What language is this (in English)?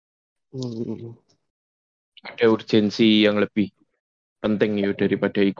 Indonesian